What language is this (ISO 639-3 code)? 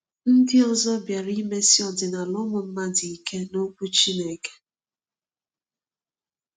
ibo